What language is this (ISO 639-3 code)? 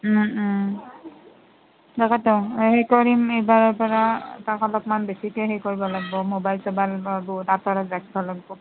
asm